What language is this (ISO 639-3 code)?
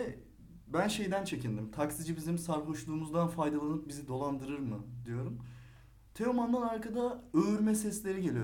tur